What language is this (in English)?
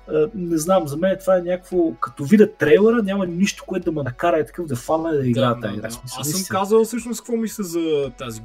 Bulgarian